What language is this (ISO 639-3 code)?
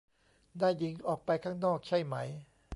tha